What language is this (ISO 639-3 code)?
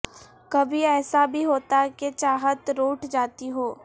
urd